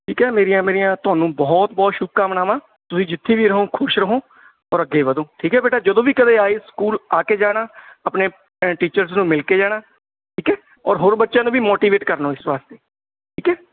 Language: Punjabi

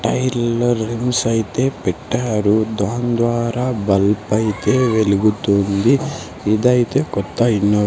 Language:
Telugu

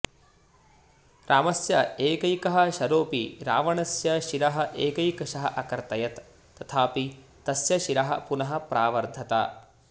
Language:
Sanskrit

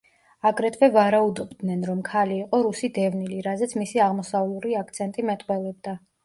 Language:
Georgian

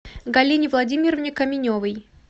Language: Russian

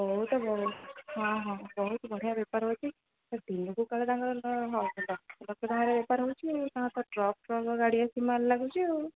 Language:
Odia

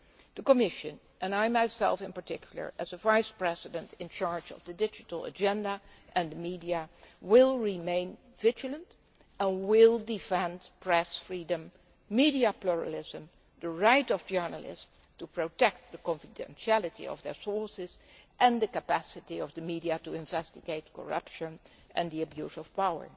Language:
English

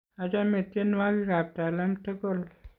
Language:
Kalenjin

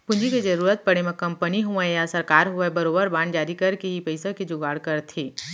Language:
Chhattisgarhi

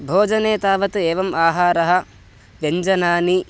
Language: Sanskrit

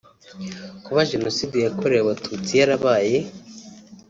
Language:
Kinyarwanda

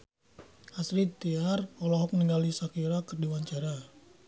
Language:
Sundanese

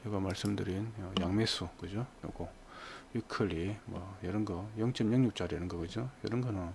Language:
Korean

